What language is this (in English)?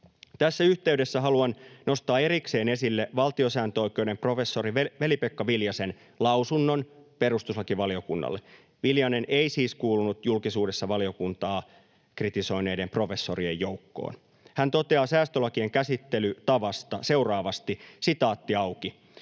Finnish